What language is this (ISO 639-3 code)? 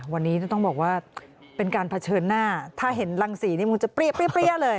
tha